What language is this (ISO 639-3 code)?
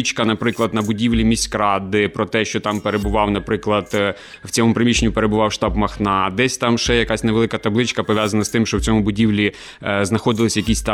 ukr